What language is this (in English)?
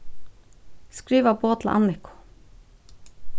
Faroese